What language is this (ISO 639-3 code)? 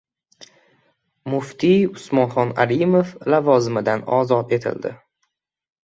uzb